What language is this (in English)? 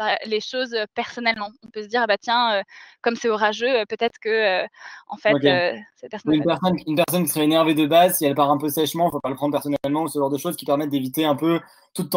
French